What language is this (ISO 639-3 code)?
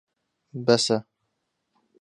ckb